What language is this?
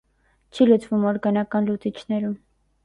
Armenian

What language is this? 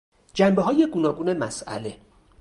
Persian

